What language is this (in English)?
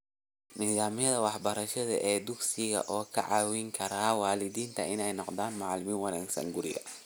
Somali